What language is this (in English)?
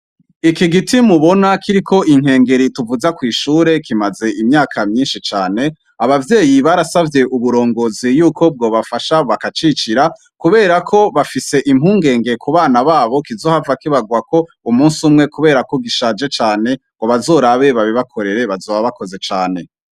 Rundi